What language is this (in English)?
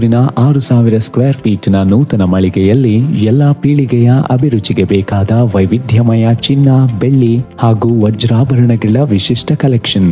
Kannada